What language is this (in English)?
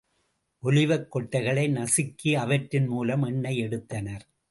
Tamil